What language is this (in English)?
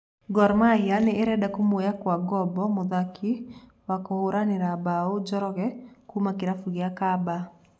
Kikuyu